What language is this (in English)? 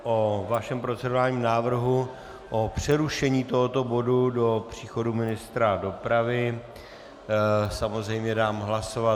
Czech